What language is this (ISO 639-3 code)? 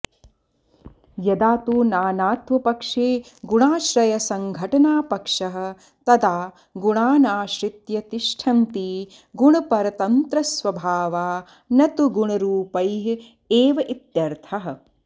san